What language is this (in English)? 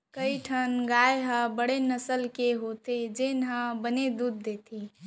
Chhattisgarhi